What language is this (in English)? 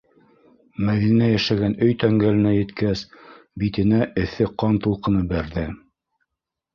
Bashkir